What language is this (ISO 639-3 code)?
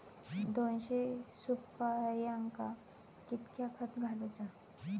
mar